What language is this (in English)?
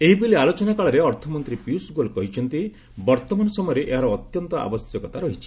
Odia